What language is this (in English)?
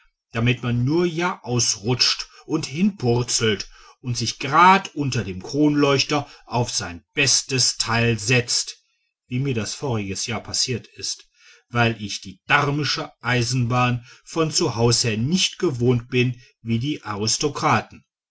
German